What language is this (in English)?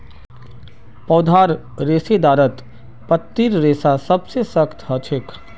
Magahi